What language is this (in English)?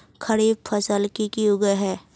Magahi